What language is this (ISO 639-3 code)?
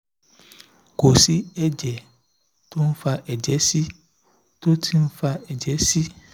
yor